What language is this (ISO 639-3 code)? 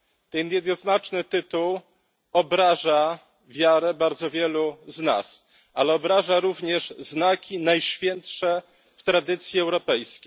pol